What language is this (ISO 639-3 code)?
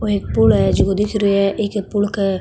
mwr